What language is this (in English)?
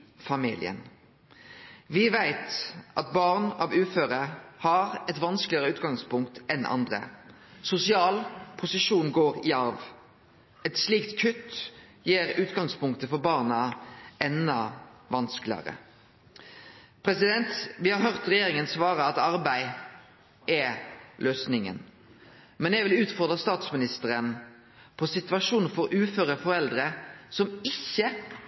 Norwegian Nynorsk